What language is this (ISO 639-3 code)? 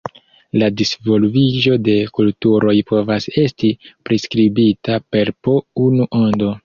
epo